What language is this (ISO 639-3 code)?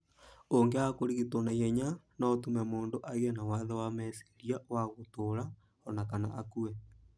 kik